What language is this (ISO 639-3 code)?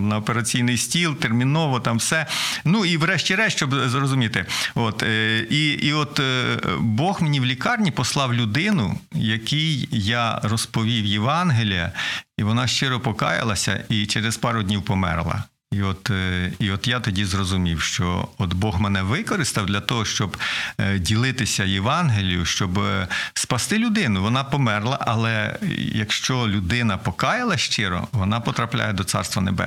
ukr